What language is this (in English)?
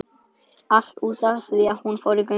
Icelandic